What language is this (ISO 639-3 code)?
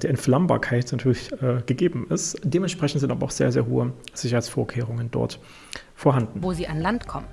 deu